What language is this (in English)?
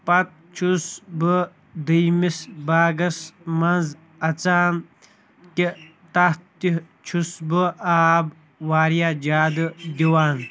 Kashmiri